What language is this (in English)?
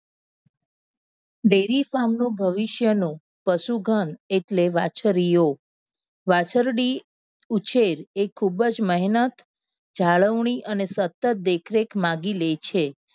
Gujarati